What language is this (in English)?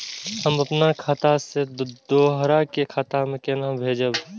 Maithili